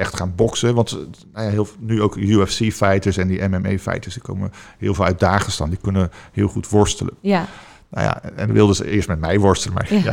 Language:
Dutch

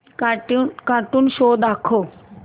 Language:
Marathi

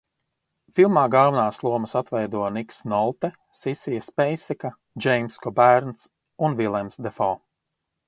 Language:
Latvian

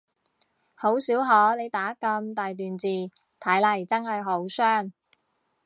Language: Cantonese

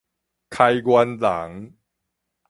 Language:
Min Nan Chinese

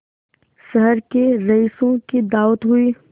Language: Hindi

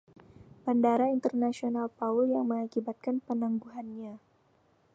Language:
Indonesian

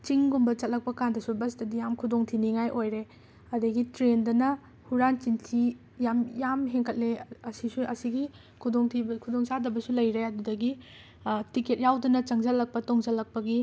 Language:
Manipuri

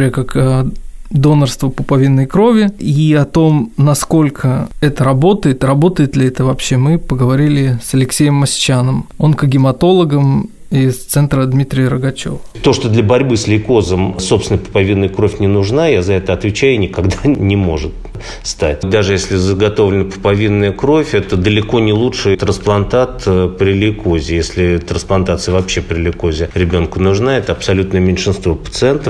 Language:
Russian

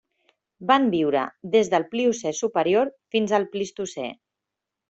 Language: Catalan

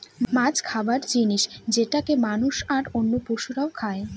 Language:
Bangla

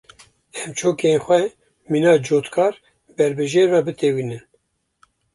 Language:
Kurdish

